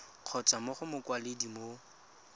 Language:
Tswana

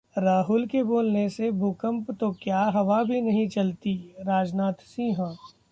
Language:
Hindi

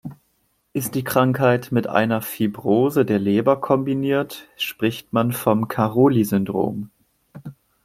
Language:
German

